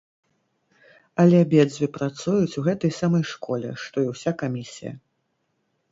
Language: Belarusian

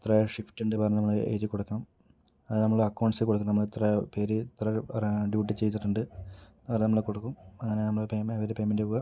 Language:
Malayalam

